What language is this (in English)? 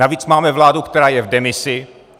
Czech